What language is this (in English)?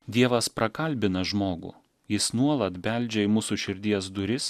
Lithuanian